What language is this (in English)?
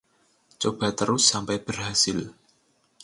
Indonesian